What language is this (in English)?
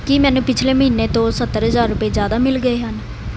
Punjabi